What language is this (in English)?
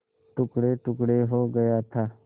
Hindi